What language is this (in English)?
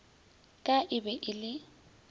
Northern Sotho